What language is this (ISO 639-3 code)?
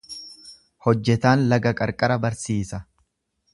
orm